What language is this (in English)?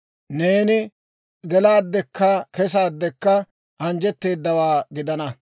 Dawro